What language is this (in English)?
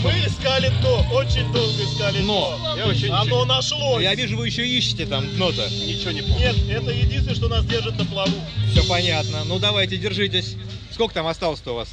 Russian